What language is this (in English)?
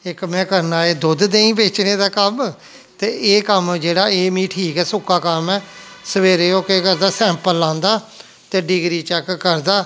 Dogri